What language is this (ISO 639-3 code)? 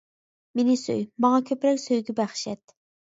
uig